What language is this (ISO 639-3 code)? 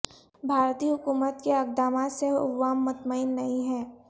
urd